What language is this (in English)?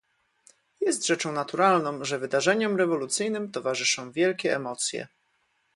Polish